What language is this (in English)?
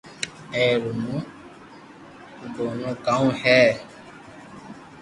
Loarki